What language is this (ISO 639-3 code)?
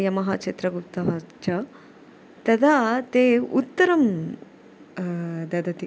san